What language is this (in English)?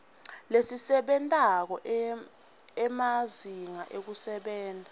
Swati